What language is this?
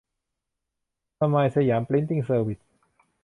Thai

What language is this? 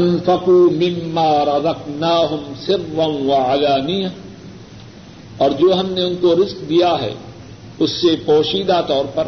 Urdu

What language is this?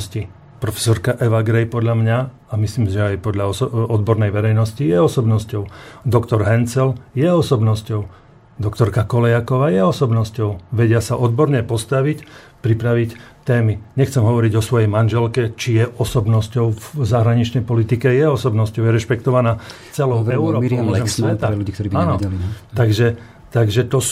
Slovak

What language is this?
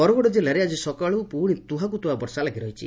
Odia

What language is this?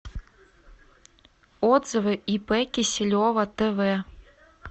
Russian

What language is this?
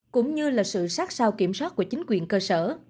Vietnamese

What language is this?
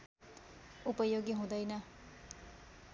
Nepali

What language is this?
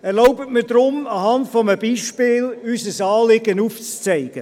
Swiss German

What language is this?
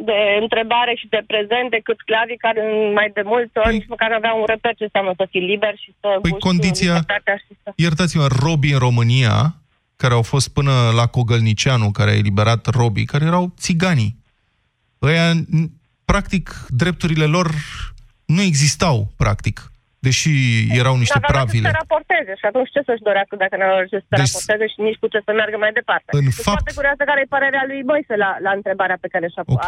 Romanian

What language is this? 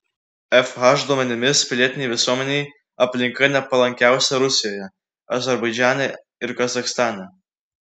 Lithuanian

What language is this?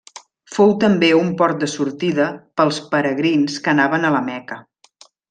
Catalan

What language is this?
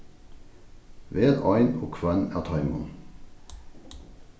Faroese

